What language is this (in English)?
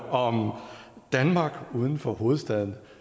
Danish